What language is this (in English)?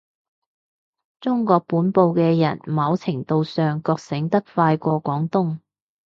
Cantonese